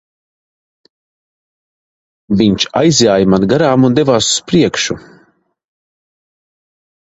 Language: Latvian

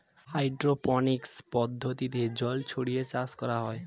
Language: Bangla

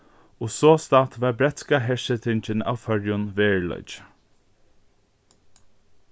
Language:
Faroese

